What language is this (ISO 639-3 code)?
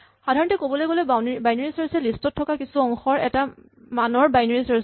asm